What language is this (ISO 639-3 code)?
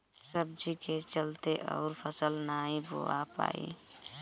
bho